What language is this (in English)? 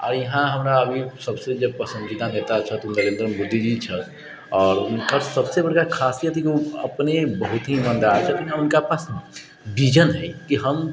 Maithili